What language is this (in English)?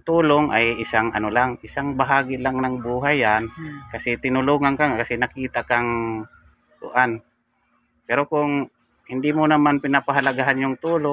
Filipino